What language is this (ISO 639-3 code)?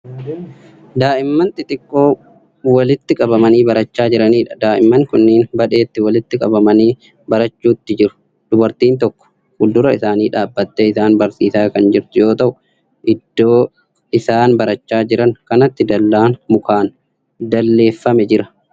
orm